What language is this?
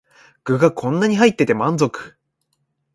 Japanese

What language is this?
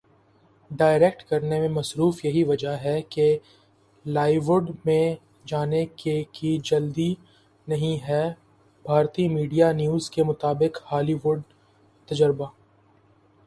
Urdu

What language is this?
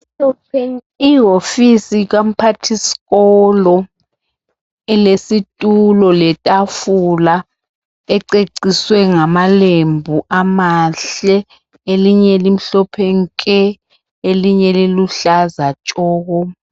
North Ndebele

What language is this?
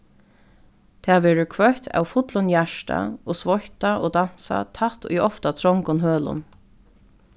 Faroese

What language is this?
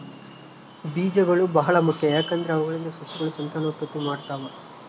Kannada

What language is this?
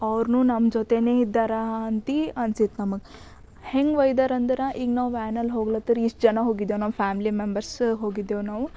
Kannada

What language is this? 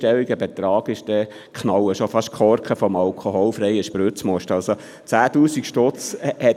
Swiss German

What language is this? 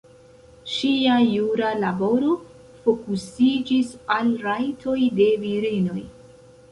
Esperanto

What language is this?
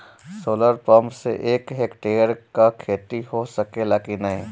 Bhojpuri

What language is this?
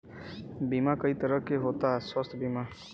Bhojpuri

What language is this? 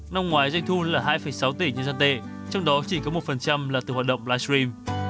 Vietnamese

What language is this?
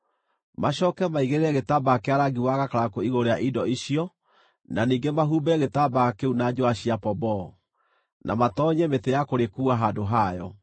Kikuyu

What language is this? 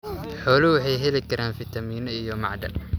Somali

